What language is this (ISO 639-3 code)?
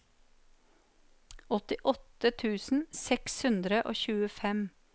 nor